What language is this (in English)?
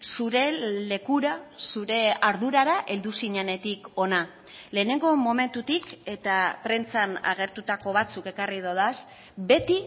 Basque